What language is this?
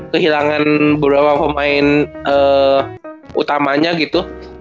Indonesian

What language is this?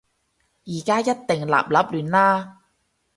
Cantonese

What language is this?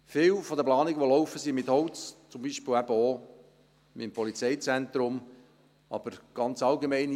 Swiss German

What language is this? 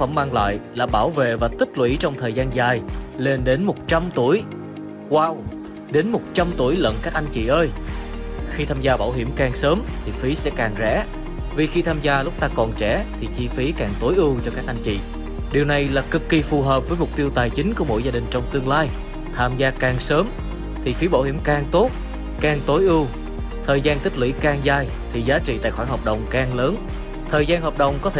Vietnamese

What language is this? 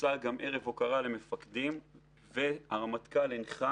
Hebrew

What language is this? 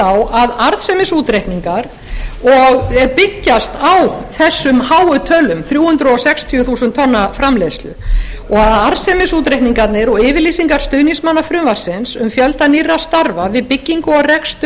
Icelandic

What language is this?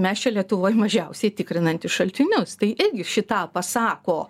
Lithuanian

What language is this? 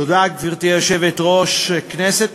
Hebrew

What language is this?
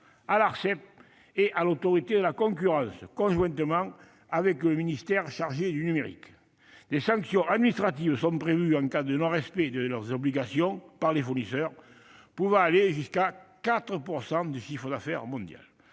French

